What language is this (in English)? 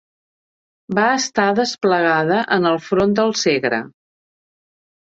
Catalan